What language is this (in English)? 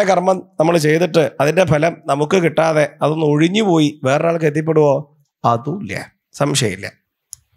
Malayalam